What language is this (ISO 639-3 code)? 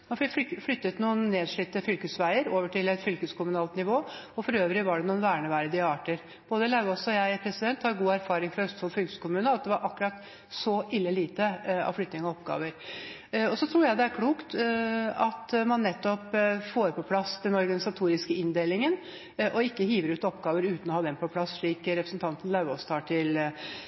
nob